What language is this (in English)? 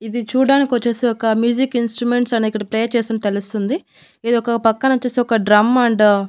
Telugu